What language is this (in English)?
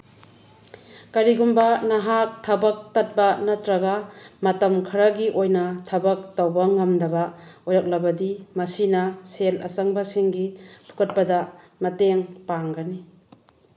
Manipuri